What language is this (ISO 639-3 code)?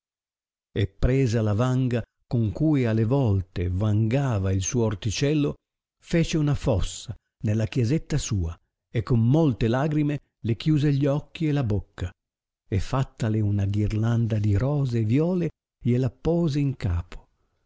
ita